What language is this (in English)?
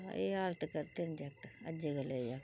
Dogri